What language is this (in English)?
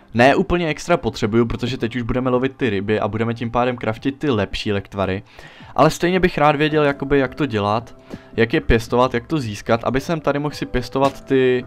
Czech